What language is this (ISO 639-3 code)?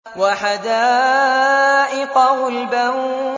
ara